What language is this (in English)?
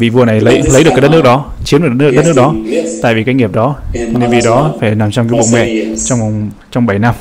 Vietnamese